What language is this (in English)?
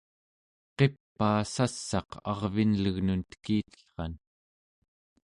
Central Yupik